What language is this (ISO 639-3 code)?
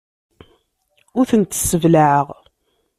kab